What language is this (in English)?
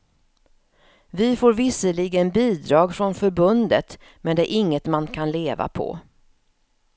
Swedish